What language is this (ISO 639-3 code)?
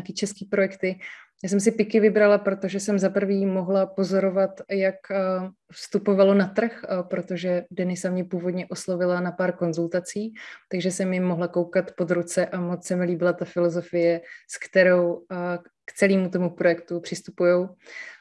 ces